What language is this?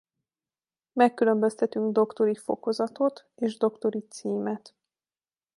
Hungarian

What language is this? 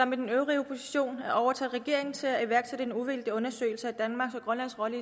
Danish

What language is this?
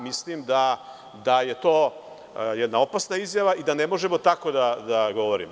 Serbian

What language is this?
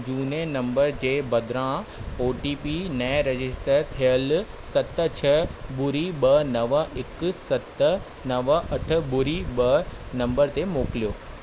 Sindhi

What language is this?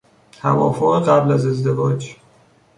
Persian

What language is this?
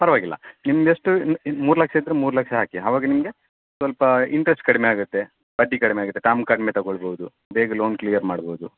Kannada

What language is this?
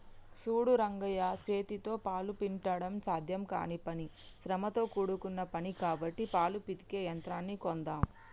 Telugu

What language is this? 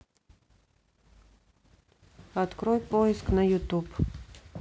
Russian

